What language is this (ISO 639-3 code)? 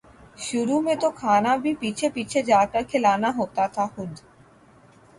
urd